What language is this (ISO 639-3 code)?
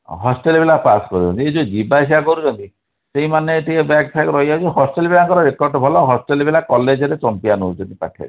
ori